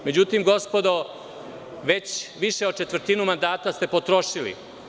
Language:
Serbian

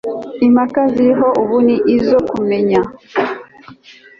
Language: Kinyarwanda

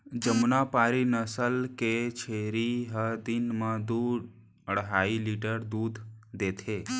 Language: Chhattisgarhi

